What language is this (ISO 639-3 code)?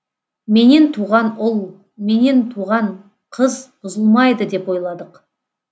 kaz